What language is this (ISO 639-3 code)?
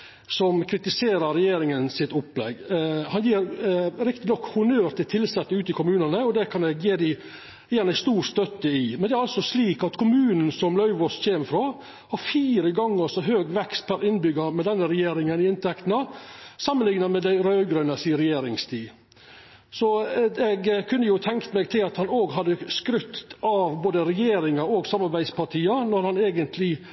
nno